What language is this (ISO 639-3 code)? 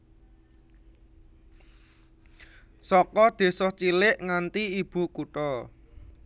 jav